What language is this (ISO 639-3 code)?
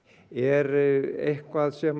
isl